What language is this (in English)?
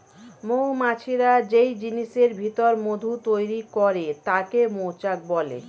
Bangla